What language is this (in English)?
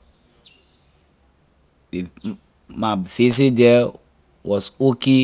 Liberian English